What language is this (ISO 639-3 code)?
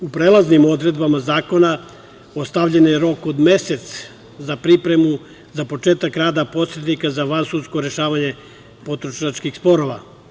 srp